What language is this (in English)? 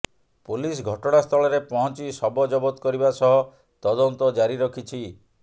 Odia